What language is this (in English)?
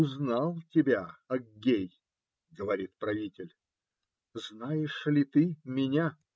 Russian